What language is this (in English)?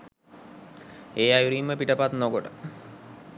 Sinhala